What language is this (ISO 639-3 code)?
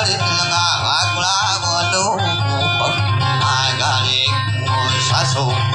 vie